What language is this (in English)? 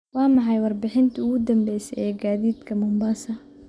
Somali